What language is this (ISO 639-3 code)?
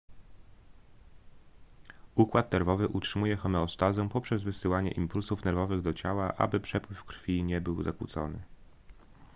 pol